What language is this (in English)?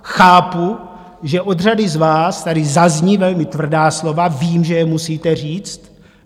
Czech